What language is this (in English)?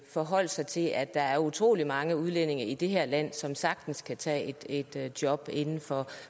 Danish